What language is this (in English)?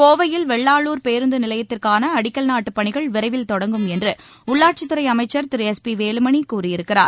Tamil